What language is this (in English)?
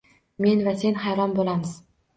Uzbek